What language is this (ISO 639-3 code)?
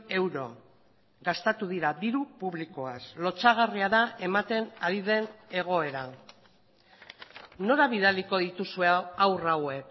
eus